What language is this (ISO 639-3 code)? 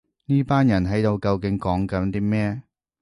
yue